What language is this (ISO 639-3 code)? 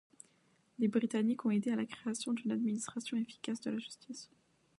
fra